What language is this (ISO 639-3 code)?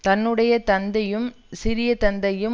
tam